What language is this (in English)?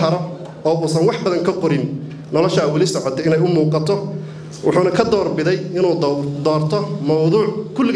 Arabic